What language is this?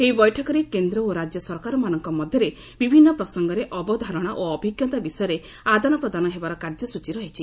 Odia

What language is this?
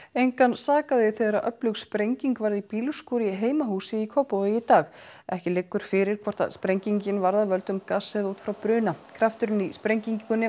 Icelandic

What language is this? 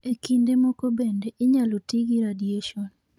Luo (Kenya and Tanzania)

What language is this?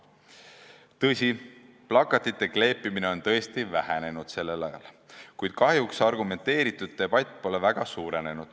Estonian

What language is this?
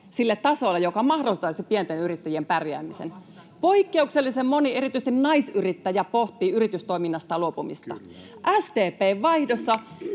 Finnish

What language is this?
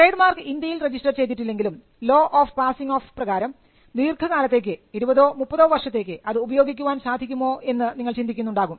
Malayalam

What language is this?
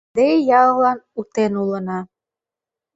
Mari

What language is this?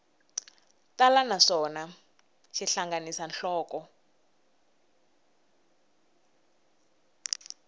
Tsonga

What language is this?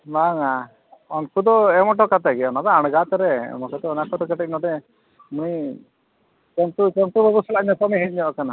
Santali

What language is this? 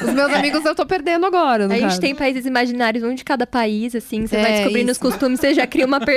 Portuguese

